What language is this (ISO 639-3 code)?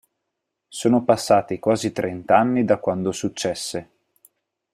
ita